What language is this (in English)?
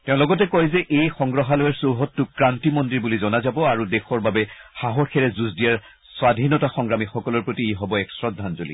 Assamese